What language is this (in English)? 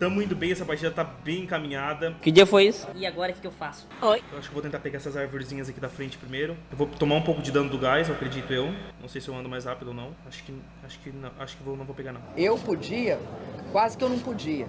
Portuguese